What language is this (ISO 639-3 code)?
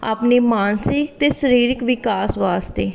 pan